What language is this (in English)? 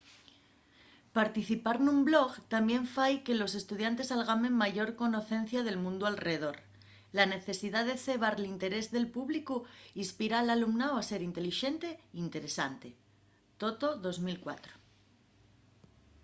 Asturian